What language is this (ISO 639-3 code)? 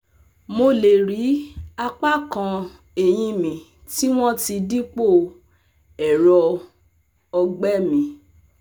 yor